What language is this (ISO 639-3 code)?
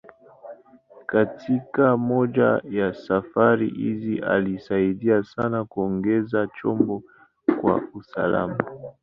swa